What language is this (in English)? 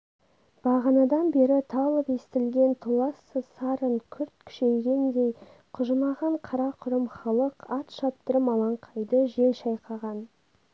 Kazakh